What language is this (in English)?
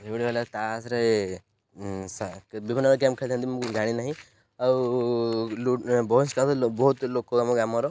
Odia